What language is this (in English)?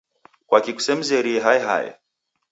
Taita